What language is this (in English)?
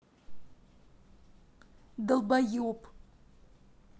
Russian